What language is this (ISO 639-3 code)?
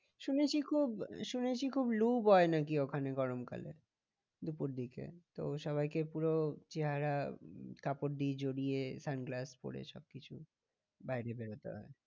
ben